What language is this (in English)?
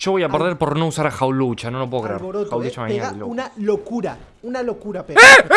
Spanish